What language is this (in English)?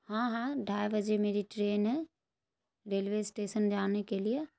Urdu